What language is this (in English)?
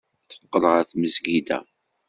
Kabyle